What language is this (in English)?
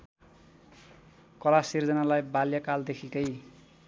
Nepali